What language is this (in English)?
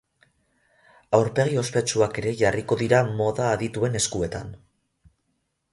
Basque